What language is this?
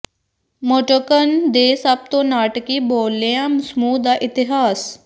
Punjabi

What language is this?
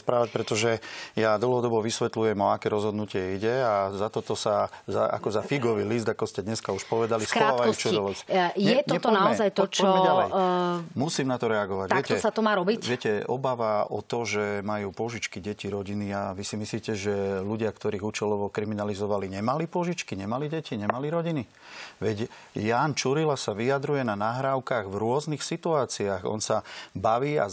Slovak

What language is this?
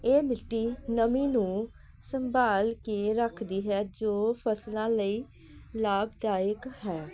Punjabi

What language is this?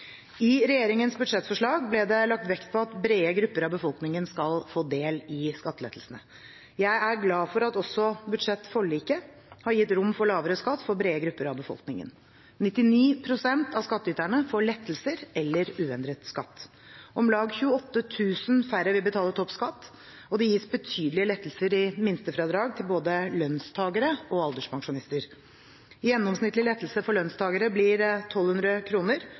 Norwegian Bokmål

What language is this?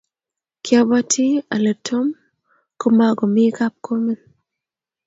Kalenjin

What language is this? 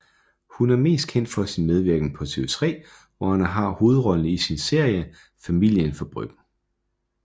Danish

